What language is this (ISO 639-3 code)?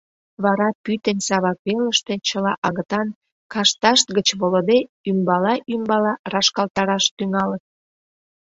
chm